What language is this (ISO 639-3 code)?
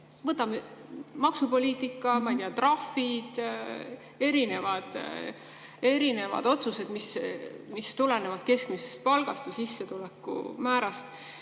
est